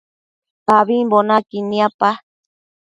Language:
Matsés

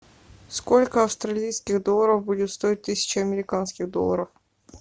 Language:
Russian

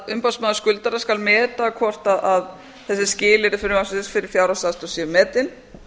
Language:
Icelandic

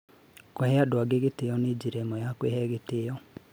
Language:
Kikuyu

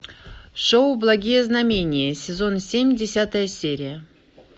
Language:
Russian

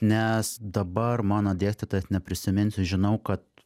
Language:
Lithuanian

